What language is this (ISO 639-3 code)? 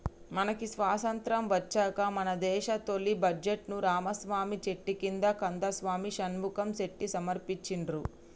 tel